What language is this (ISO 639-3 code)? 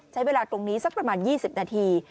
tha